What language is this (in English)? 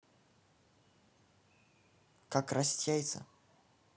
Russian